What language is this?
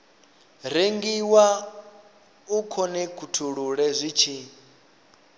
Venda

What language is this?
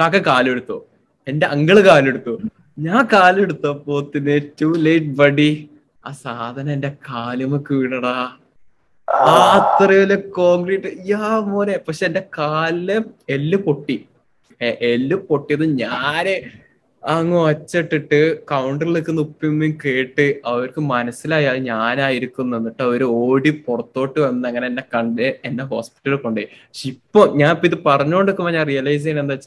Malayalam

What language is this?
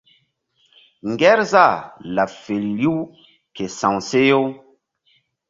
Mbum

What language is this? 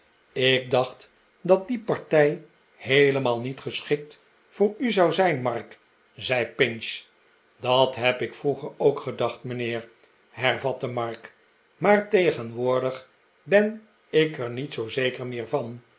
Dutch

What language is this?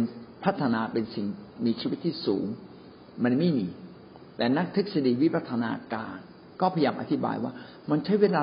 Thai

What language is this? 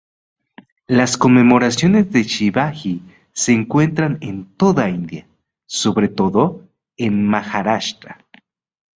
Spanish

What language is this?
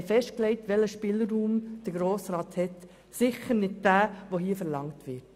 Swiss German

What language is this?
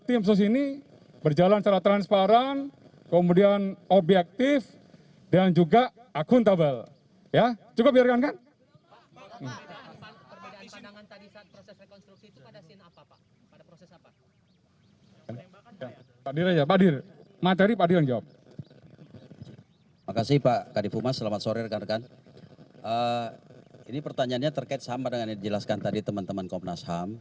Indonesian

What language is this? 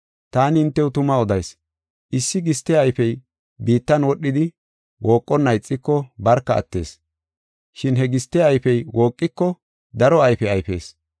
Gofa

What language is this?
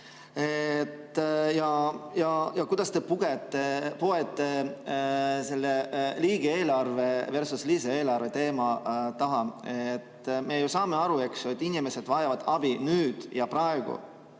Estonian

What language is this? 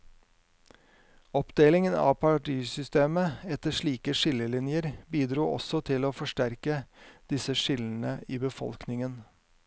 Norwegian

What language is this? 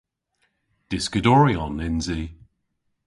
Cornish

